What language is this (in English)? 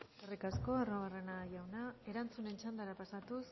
Basque